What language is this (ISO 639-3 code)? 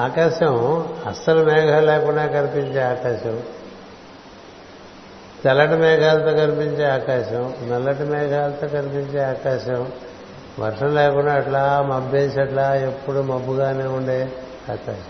tel